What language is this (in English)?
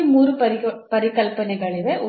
Kannada